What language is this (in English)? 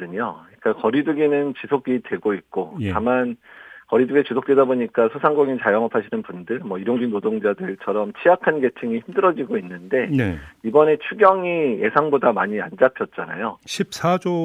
Korean